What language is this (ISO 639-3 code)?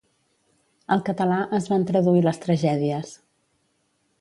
cat